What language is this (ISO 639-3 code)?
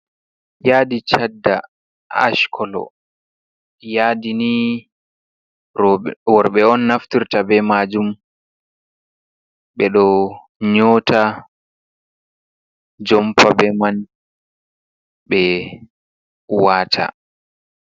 ful